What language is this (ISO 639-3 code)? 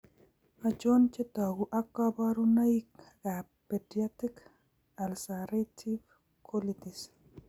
kln